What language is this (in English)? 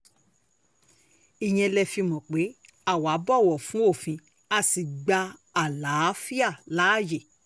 Yoruba